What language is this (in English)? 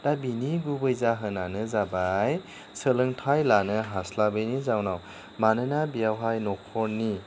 Bodo